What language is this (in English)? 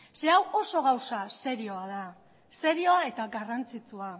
Basque